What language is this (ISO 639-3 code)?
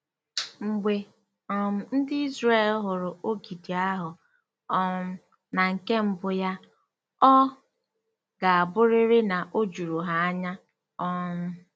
ibo